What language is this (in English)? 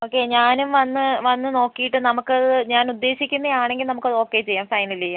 Malayalam